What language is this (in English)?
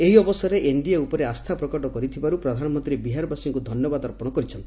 Odia